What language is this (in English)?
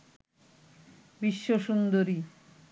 Bangla